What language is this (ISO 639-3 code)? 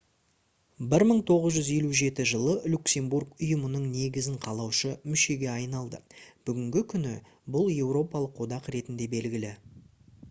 kaz